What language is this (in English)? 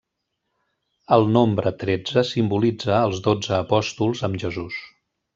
Catalan